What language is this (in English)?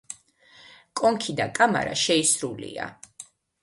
Georgian